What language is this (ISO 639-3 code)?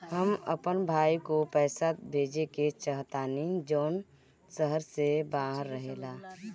bho